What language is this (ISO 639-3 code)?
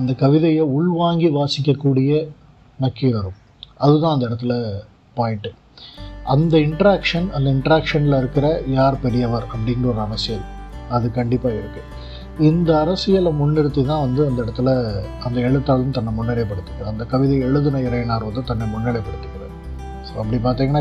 tam